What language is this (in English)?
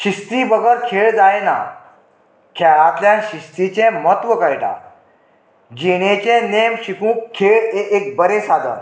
Konkani